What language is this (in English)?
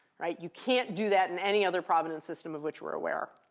English